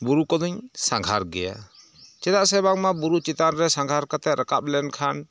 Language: Santali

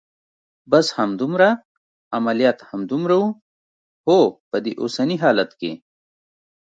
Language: Pashto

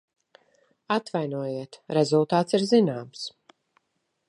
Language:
Latvian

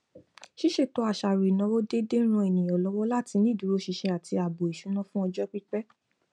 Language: Yoruba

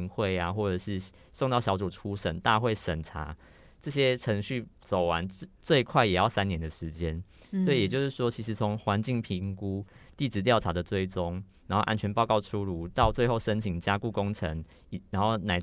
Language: Chinese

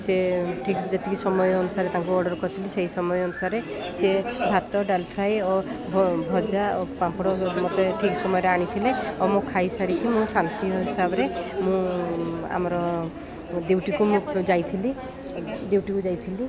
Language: Odia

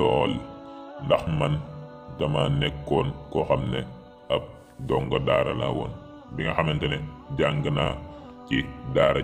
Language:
Arabic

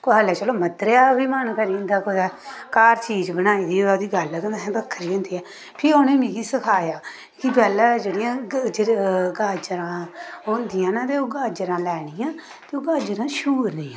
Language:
Dogri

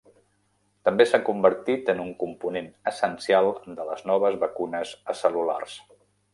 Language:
Catalan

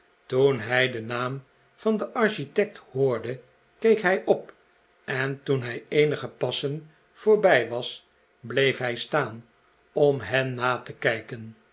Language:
Dutch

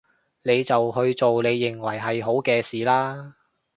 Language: Cantonese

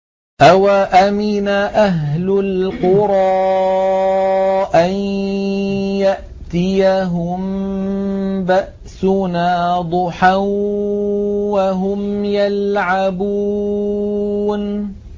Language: Arabic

